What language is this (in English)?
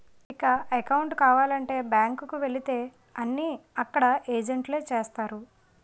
Telugu